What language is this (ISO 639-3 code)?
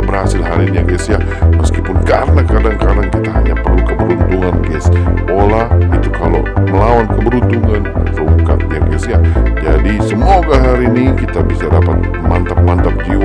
ind